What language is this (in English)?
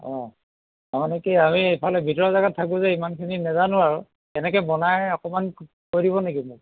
Assamese